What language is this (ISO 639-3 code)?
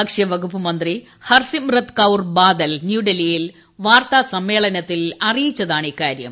mal